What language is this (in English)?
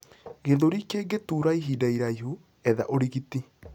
Kikuyu